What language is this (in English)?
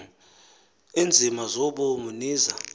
Xhosa